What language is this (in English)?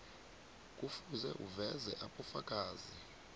South Ndebele